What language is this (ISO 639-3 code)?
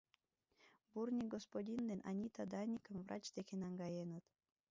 chm